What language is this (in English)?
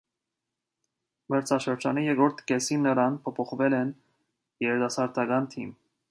Armenian